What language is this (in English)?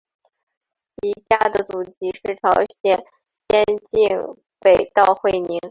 Chinese